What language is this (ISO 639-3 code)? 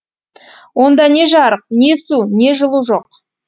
kaz